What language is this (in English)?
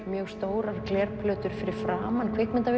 Icelandic